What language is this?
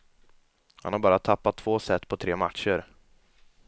Swedish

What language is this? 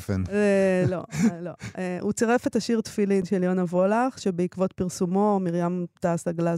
Hebrew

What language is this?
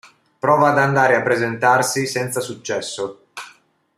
Italian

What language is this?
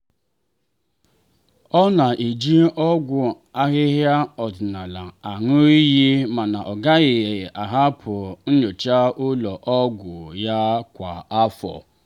Igbo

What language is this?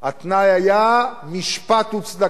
Hebrew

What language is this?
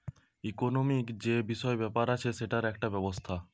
Bangla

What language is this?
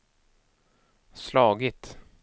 Swedish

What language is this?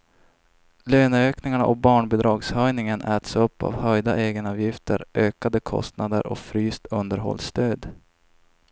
Swedish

